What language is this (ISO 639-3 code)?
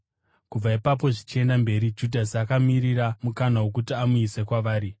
sna